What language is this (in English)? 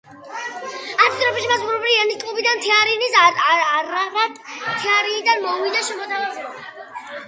Georgian